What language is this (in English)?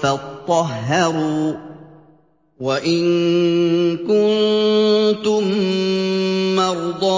Arabic